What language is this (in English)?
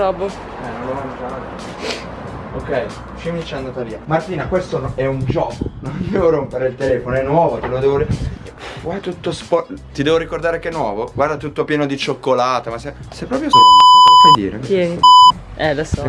Italian